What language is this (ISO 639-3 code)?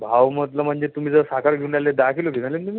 mar